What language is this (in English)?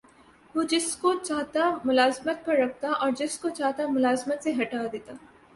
Urdu